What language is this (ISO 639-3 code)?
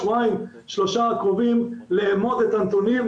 heb